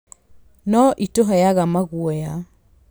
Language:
Kikuyu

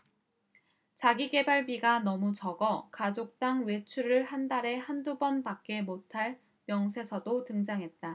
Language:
Korean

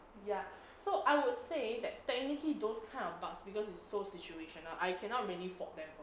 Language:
English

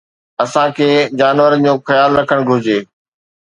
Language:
Sindhi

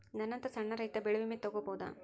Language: Kannada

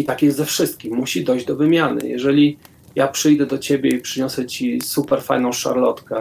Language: Polish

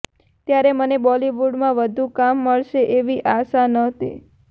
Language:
Gujarati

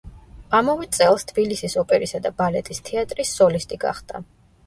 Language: Georgian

